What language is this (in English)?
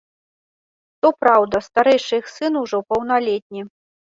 Belarusian